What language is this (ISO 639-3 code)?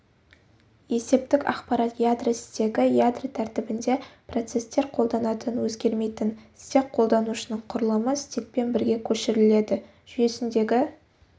kaz